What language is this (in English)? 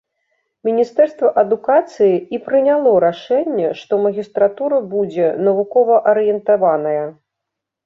Belarusian